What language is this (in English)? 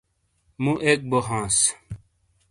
Shina